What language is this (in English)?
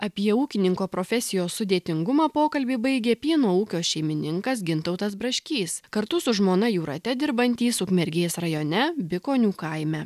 Lithuanian